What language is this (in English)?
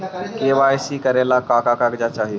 Magahi